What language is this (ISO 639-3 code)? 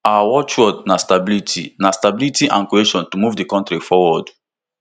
pcm